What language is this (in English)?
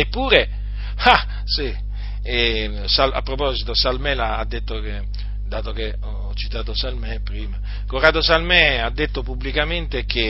Italian